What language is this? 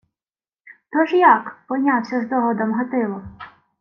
Ukrainian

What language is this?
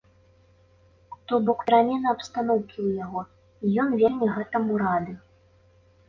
Belarusian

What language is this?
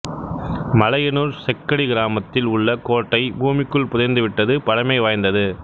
Tamil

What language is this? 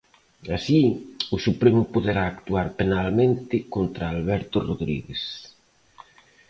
Galician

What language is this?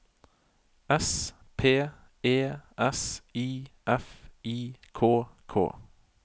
Norwegian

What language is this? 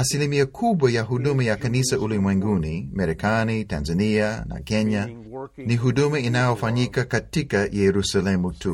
Swahili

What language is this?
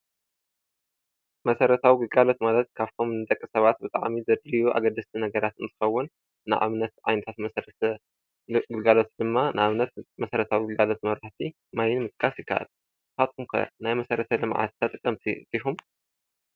Tigrinya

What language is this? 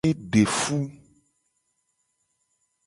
Gen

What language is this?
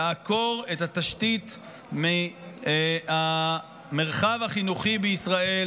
Hebrew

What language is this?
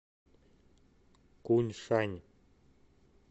Russian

